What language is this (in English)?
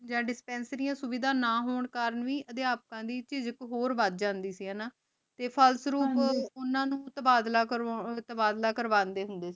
Punjabi